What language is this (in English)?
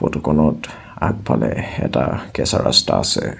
Assamese